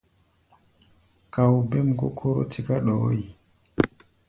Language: Gbaya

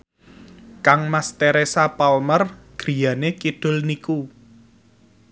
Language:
Javanese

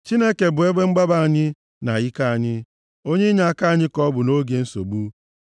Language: Igbo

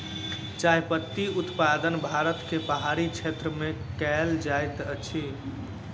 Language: Maithili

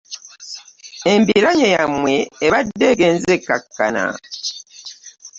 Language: Ganda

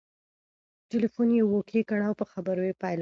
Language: Pashto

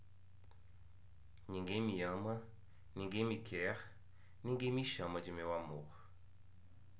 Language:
Portuguese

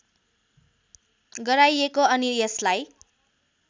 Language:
Nepali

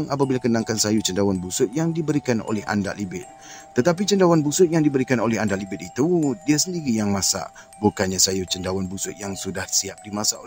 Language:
Malay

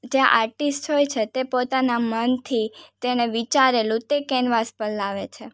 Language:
Gujarati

